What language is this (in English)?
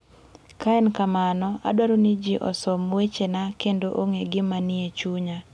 Luo (Kenya and Tanzania)